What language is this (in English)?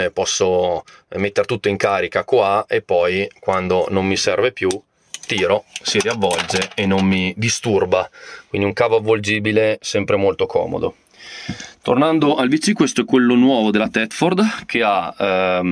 Italian